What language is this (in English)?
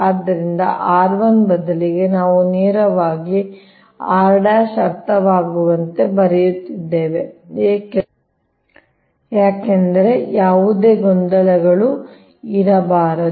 Kannada